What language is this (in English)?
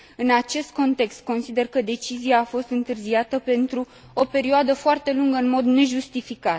Romanian